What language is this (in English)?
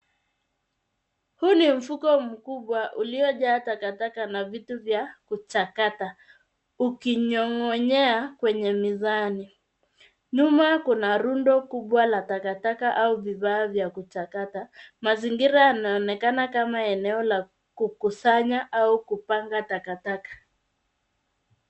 Swahili